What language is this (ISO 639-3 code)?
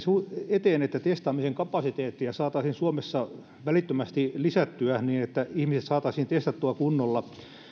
fin